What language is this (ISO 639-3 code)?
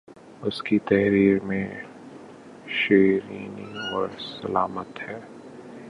urd